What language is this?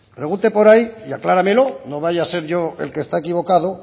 Spanish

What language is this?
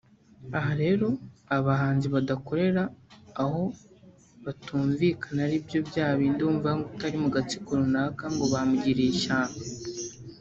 Kinyarwanda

